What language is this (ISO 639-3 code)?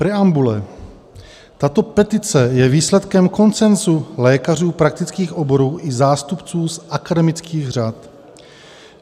ces